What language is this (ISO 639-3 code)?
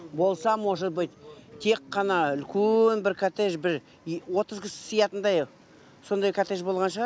kaz